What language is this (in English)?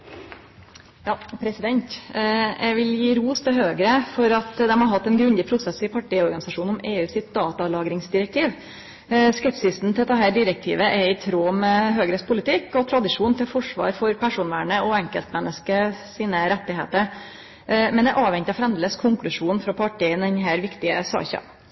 Norwegian